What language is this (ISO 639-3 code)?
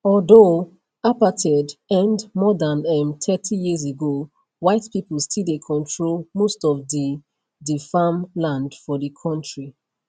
pcm